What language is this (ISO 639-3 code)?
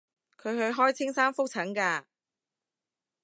yue